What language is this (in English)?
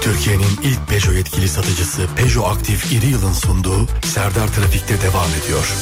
Turkish